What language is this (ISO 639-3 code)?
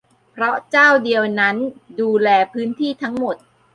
tha